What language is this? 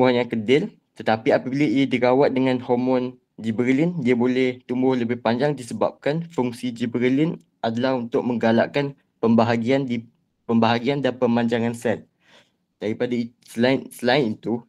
Malay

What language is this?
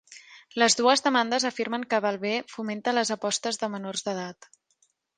Catalan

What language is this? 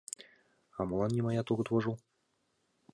Mari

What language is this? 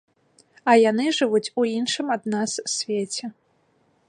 Belarusian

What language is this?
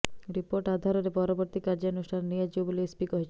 Odia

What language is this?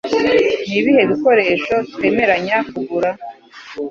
Kinyarwanda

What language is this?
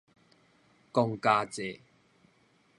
Min Nan Chinese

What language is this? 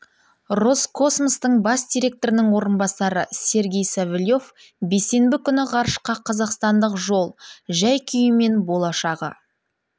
Kazakh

